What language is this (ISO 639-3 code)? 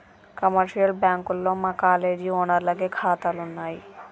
tel